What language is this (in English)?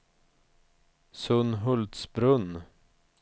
Swedish